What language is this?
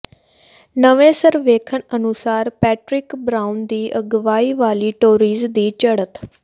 Punjabi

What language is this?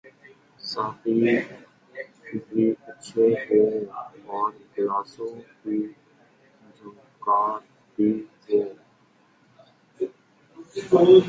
Urdu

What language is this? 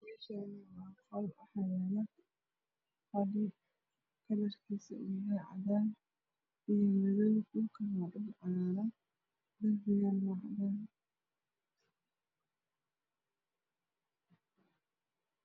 Somali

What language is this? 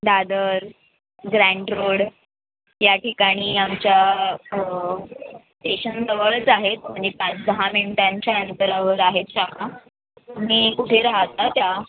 Marathi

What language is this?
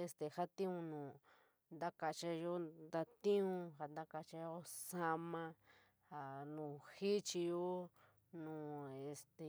San Miguel El Grande Mixtec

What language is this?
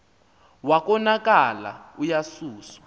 Xhosa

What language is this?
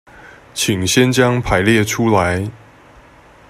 Chinese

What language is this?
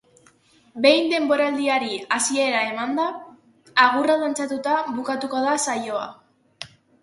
Basque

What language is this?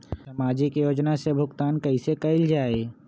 Magahi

